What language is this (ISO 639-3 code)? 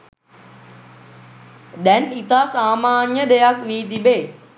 sin